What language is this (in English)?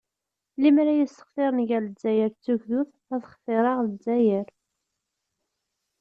Kabyle